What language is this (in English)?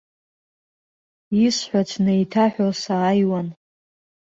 Abkhazian